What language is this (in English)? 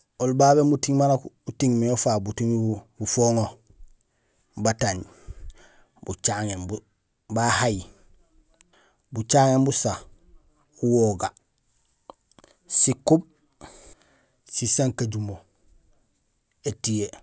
Gusilay